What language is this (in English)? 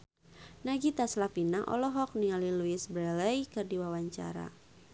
Sundanese